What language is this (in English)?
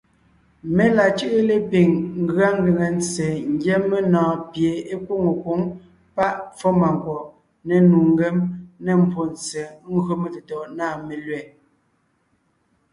Ngiemboon